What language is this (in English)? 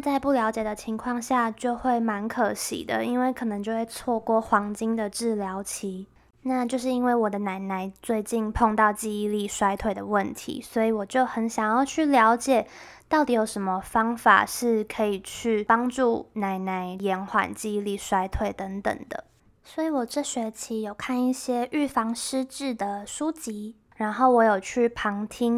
Chinese